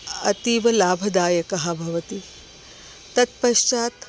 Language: Sanskrit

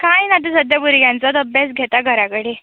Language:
Konkani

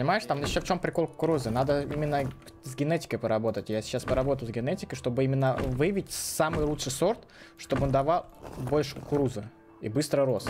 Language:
Russian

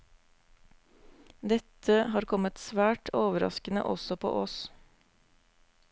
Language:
Norwegian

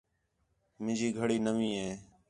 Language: Khetrani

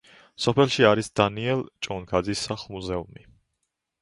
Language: Georgian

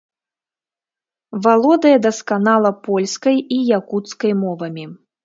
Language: Belarusian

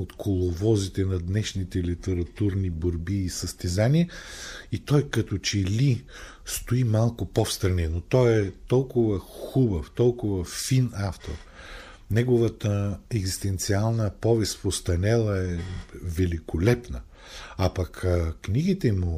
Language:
Bulgarian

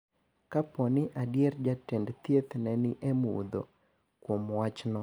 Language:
Luo (Kenya and Tanzania)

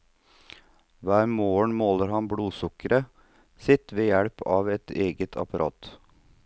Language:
Norwegian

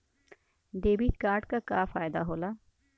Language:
Bhojpuri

